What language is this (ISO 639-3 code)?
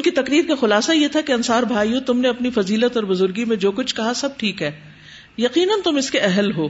urd